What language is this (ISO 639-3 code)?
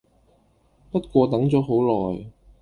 yue